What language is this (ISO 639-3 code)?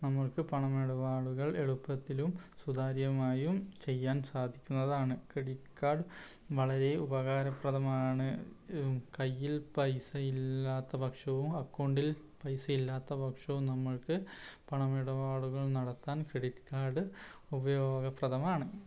mal